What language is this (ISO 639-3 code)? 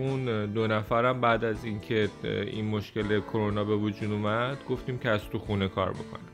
fas